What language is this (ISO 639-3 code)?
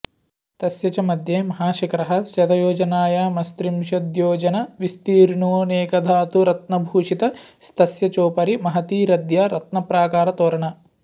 san